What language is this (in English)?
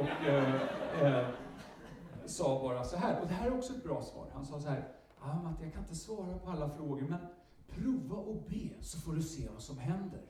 Swedish